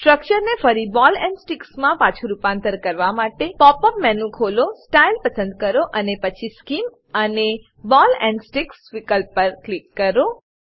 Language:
Gujarati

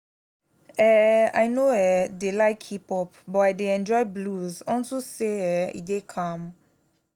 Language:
Nigerian Pidgin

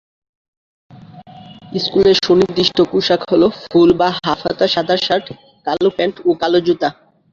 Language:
Bangla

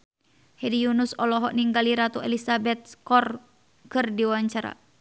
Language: Sundanese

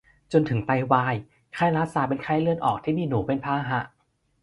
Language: Thai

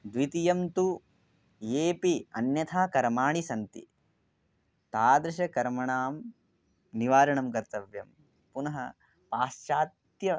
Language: Sanskrit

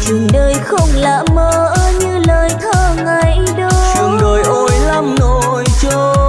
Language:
Vietnamese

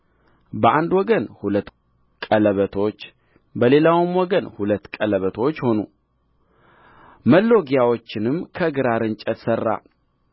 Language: Amharic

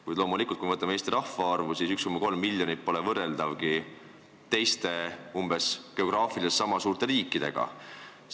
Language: Estonian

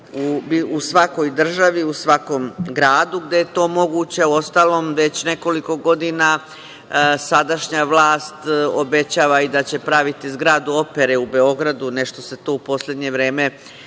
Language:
Serbian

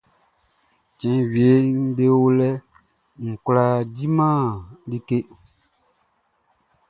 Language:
Baoulé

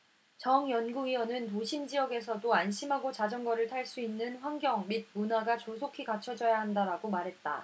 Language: Korean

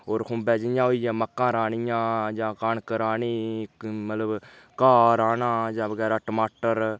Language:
Dogri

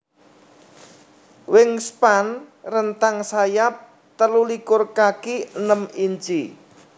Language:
Javanese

